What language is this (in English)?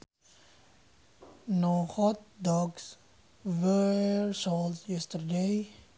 Sundanese